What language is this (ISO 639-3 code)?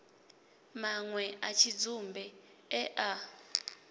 ven